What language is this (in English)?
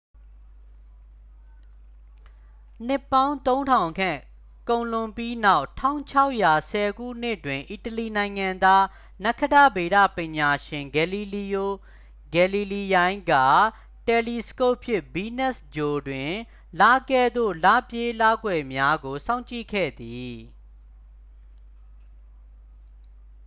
Burmese